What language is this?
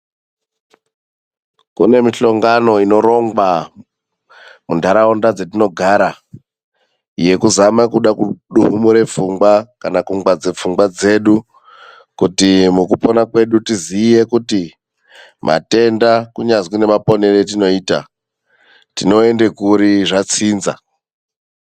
Ndau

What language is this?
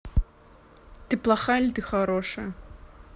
Russian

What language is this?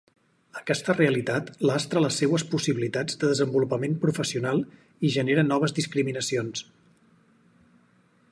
Catalan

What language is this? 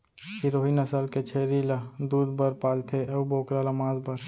Chhattisgarhi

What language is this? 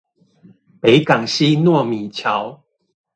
Chinese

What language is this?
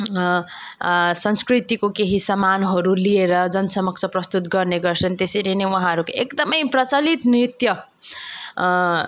Nepali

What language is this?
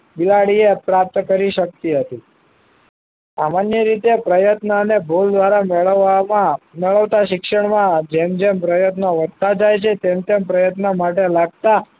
Gujarati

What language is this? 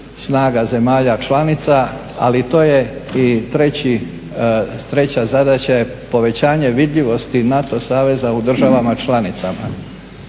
Croatian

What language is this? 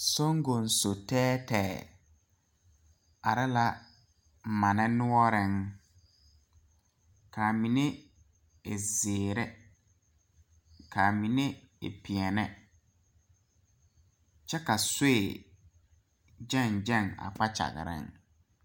Southern Dagaare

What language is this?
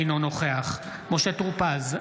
Hebrew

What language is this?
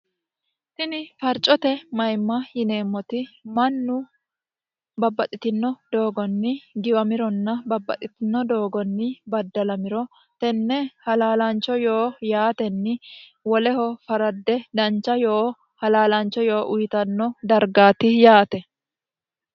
Sidamo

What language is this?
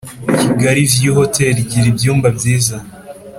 Kinyarwanda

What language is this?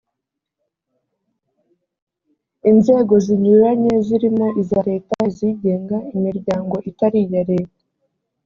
Kinyarwanda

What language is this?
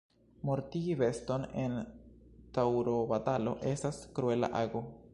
Esperanto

